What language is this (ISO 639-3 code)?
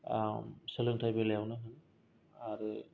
brx